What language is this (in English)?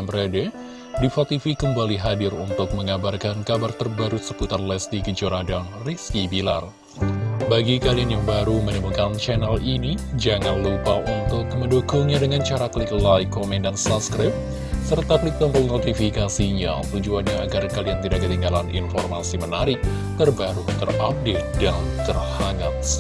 Indonesian